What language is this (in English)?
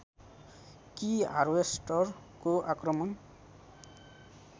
Nepali